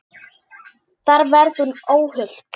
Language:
Icelandic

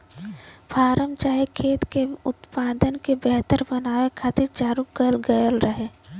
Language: Bhojpuri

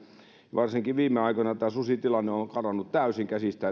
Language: Finnish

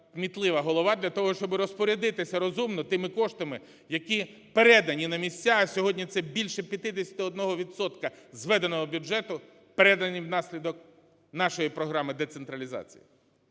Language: Ukrainian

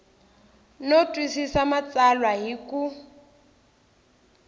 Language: Tsonga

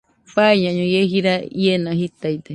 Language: Nüpode Huitoto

